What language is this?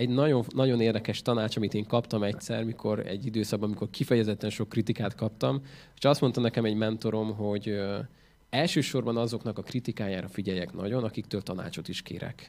Hungarian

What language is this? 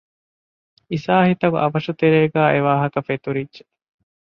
Divehi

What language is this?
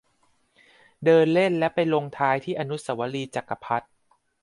Thai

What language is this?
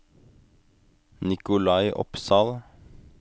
Norwegian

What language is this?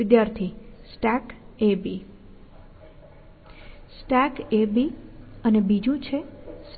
Gujarati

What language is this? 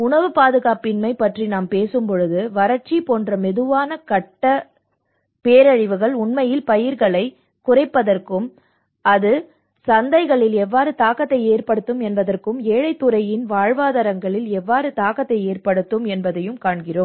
Tamil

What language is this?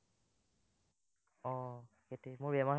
Assamese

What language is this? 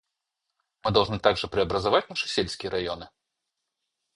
Russian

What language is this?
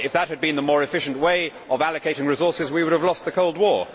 English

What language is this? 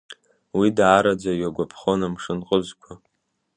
Abkhazian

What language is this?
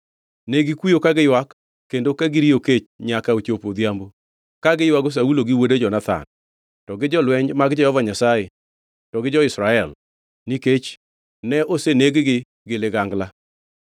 Luo (Kenya and Tanzania)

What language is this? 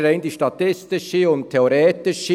Swiss German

